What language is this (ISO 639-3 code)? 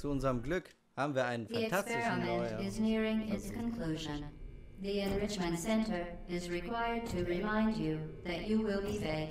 deu